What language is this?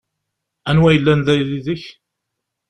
Kabyle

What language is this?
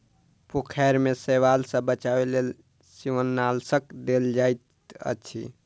Maithili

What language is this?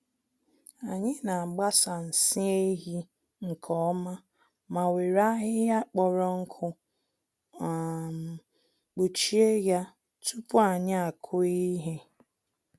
Igbo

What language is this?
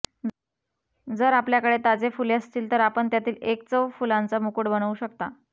Marathi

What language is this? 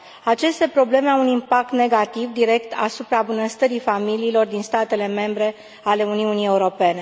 Romanian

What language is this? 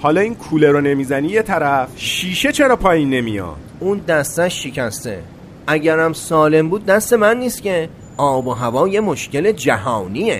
Persian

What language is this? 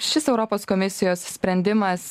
Lithuanian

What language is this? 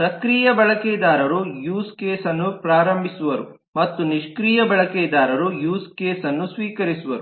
Kannada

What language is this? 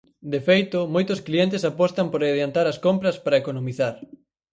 Galician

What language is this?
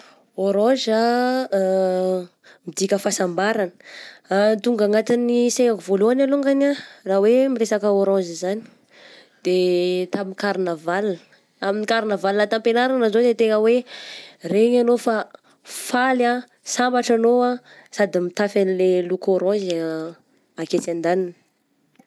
Southern Betsimisaraka Malagasy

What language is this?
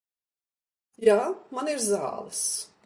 Latvian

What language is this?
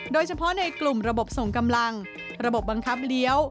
Thai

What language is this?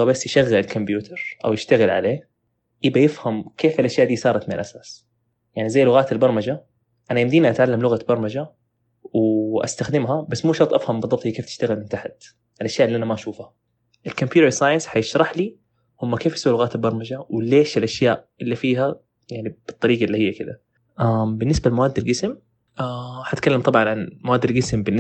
Arabic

